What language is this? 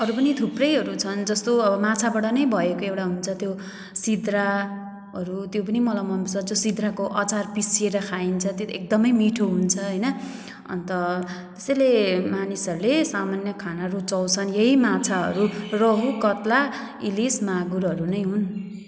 Nepali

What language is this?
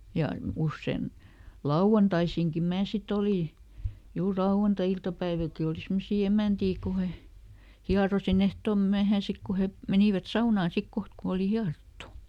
Finnish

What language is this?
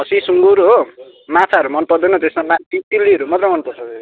Nepali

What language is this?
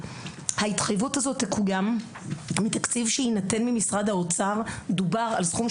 Hebrew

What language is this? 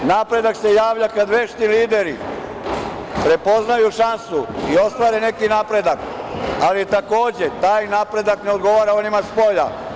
Serbian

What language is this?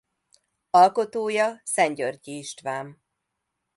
Hungarian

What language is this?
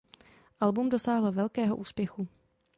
Czech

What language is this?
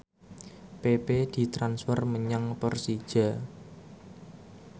Javanese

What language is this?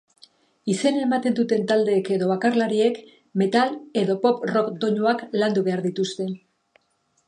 Basque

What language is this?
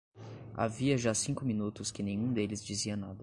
Portuguese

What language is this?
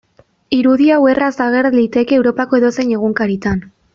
Basque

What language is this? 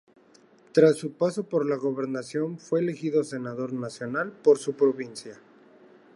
Spanish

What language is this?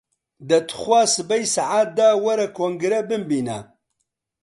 Central Kurdish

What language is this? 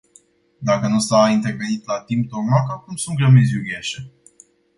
Romanian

